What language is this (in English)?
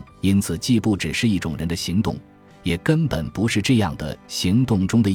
Chinese